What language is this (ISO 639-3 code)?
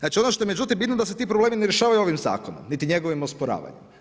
hrv